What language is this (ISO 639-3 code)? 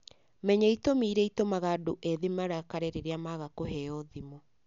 kik